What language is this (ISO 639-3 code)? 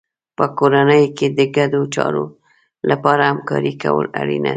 pus